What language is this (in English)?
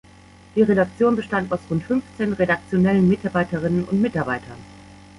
German